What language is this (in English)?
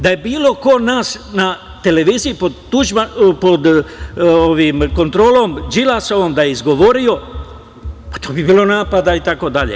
Serbian